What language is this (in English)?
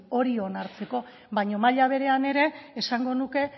Basque